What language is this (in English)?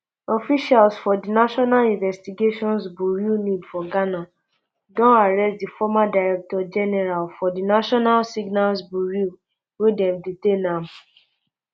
Nigerian Pidgin